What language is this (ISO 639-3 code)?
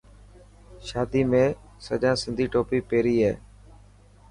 mki